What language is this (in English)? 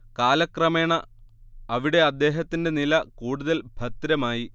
Malayalam